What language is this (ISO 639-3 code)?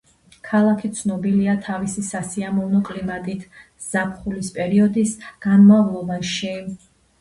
kat